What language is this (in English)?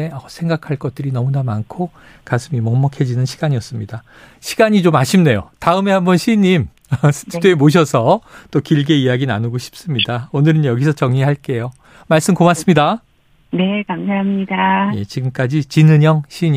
Korean